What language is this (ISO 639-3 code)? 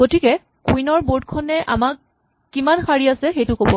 asm